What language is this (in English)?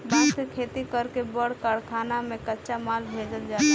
Bhojpuri